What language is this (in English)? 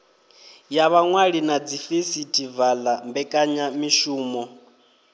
Venda